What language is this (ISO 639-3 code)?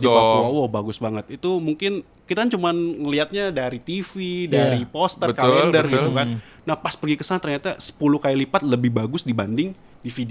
ind